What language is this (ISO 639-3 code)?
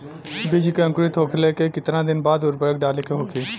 bho